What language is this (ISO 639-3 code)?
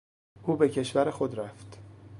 fas